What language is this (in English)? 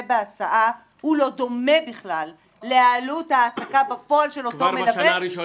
Hebrew